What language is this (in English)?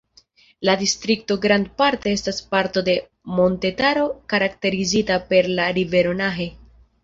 Esperanto